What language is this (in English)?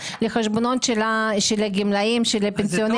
Hebrew